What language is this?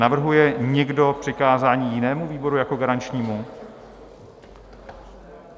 Czech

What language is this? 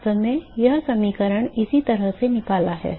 Hindi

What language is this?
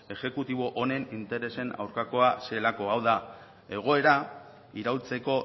Basque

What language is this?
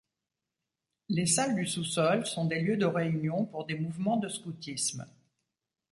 French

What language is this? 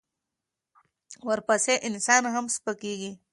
Pashto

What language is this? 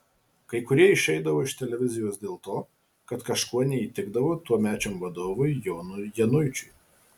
Lithuanian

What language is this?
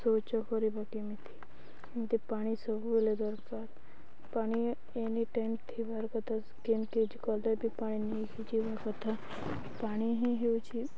Odia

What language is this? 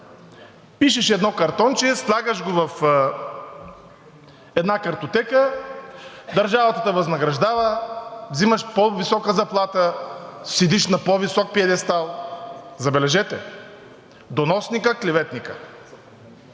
Bulgarian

